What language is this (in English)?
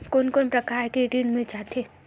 Chhattisgarhi